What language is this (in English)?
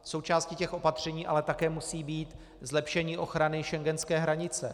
Czech